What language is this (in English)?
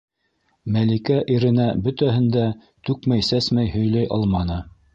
Bashkir